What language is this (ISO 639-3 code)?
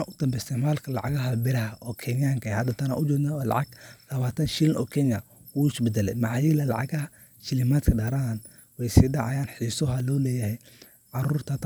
som